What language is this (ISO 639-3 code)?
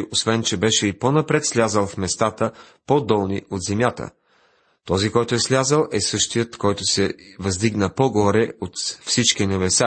bul